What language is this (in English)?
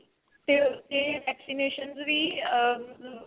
Punjabi